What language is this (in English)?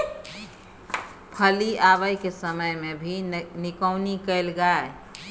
Maithili